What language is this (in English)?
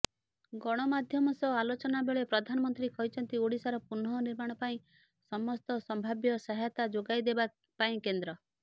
Odia